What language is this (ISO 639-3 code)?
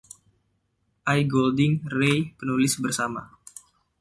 ind